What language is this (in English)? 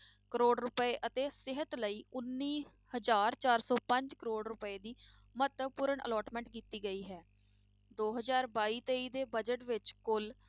Punjabi